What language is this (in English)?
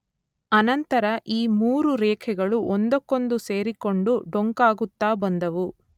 Kannada